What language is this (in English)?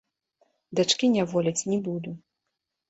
Belarusian